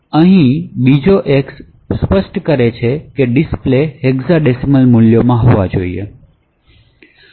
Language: Gujarati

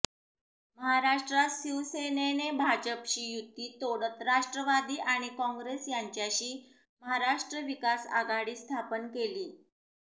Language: Marathi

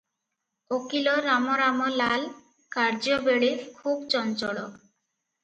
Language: Odia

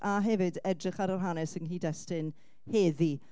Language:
Welsh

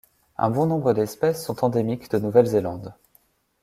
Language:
French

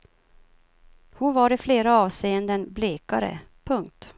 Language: Swedish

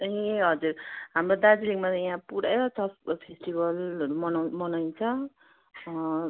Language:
Nepali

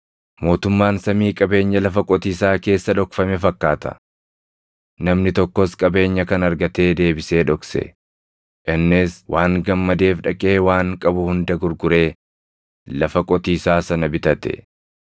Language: Oromo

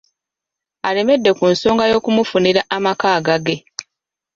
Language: Ganda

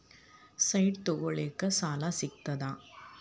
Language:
Kannada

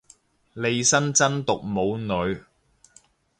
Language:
Cantonese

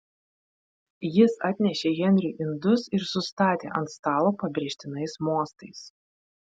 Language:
Lithuanian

